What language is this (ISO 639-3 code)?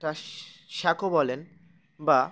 ben